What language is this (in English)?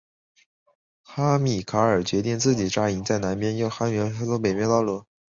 Chinese